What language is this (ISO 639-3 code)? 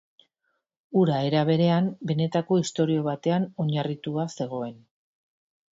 eus